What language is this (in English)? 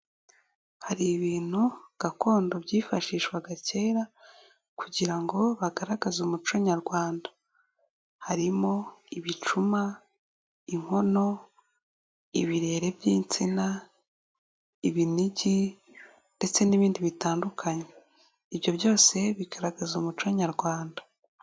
Kinyarwanda